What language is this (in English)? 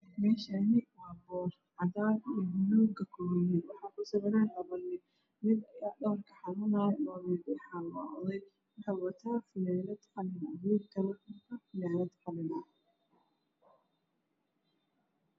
Somali